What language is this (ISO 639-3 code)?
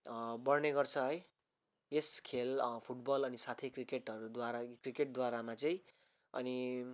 nep